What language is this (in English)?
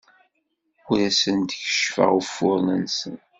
Kabyle